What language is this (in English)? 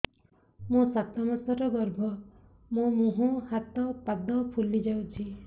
Odia